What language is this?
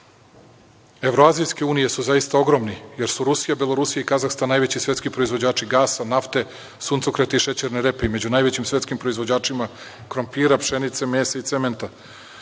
Serbian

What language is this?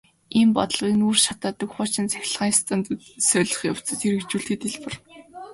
Mongolian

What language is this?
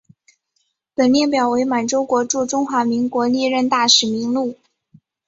Chinese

